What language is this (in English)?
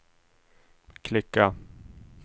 Swedish